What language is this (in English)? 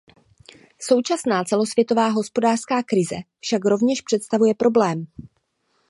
Czech